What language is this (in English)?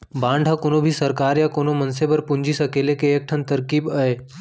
Chhattisgarhi